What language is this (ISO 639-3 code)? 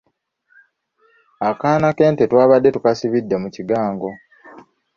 lug